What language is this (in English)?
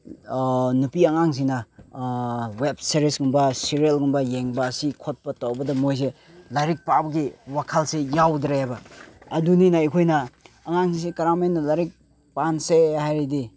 Manipuri